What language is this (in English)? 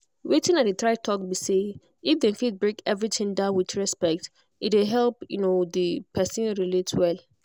Nigerian Pidgin